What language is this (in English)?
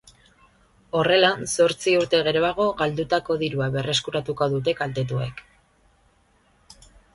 Basque